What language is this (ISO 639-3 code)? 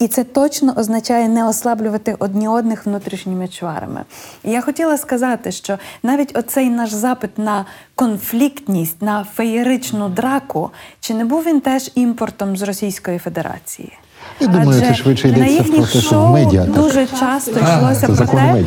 ukr